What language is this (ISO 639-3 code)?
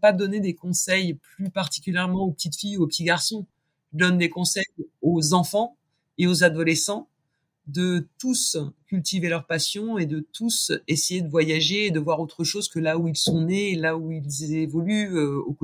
fra